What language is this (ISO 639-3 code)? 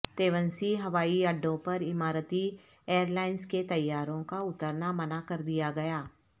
urd